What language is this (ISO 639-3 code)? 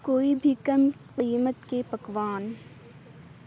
urd